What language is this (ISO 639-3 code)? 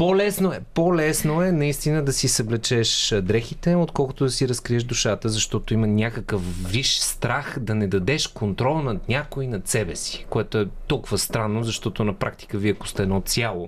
bul